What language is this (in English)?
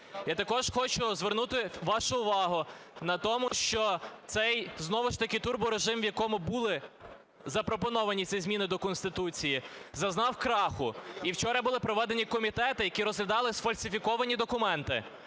Ukrainian